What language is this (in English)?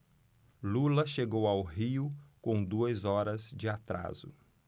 Portuguese